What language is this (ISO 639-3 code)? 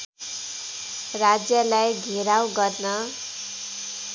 nep